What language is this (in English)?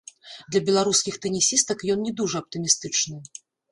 Belarusian